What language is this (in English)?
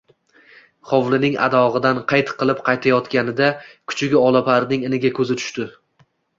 Uzbek